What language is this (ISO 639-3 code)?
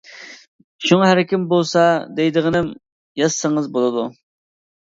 uig